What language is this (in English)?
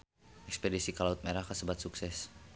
Sundanese